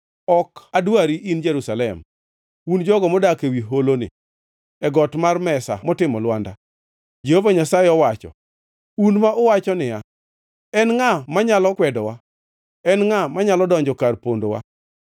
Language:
Luo (Kenya and Tanzania)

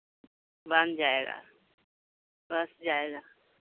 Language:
Hindi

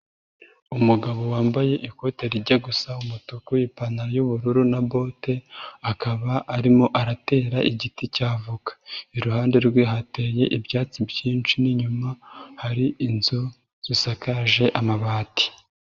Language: Kinyarwanda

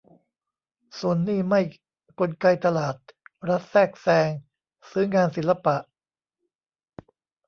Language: Thai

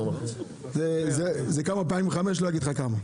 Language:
Hebrew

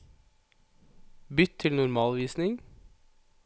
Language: Norwegian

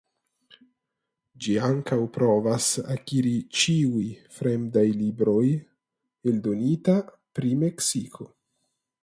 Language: Esperanto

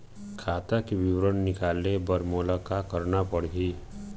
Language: Chhattisgarhi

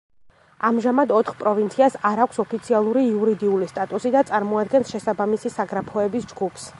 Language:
Georgian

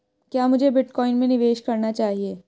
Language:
Hindi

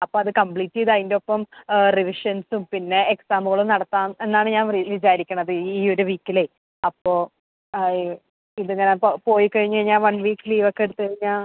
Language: Malayalam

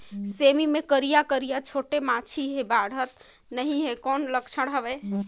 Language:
Chhattisgarhi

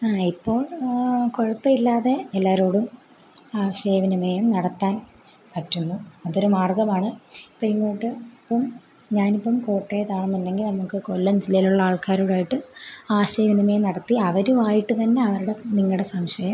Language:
Malayalam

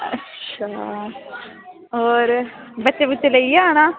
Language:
Dogri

